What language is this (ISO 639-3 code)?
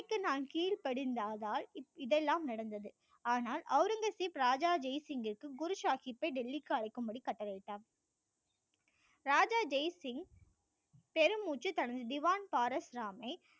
tam